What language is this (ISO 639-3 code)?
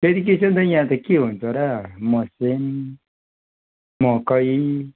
nep